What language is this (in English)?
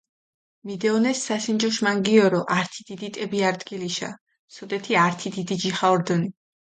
Mingrelian